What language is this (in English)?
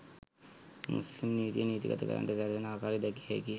Sinhala